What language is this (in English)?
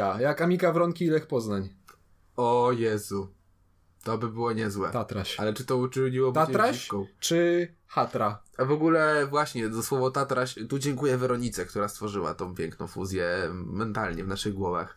Polish